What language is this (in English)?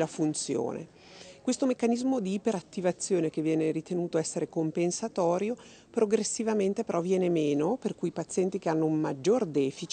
Italian